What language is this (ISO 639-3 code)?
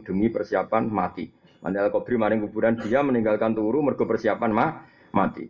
msa